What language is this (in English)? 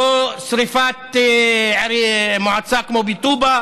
Hebrew